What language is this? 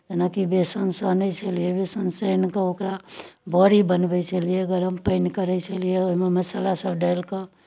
Maithili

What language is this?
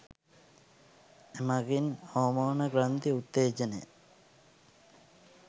Sinhala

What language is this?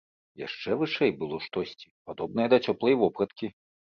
Belarusian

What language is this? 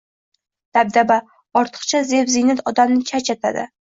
Uzbek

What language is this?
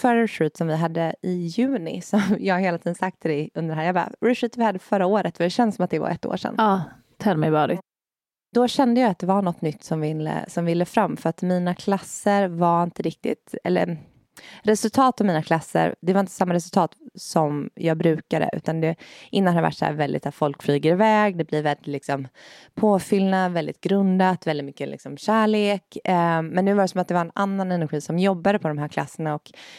Swedish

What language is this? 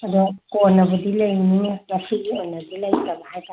Manipuri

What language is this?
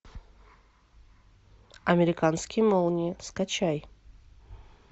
Russian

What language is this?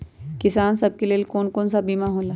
Magahi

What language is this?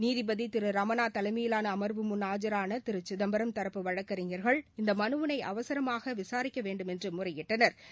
Tamil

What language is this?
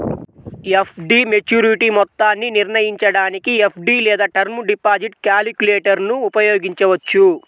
Telugu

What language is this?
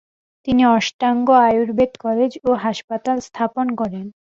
Bangla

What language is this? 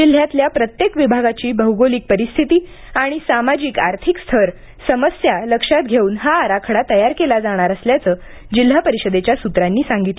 Marathi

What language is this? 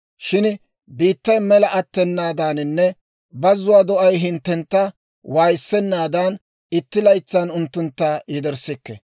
Dawro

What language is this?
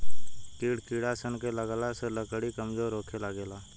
Bhojpuri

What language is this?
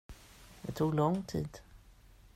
Swedish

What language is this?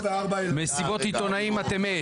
Hebrew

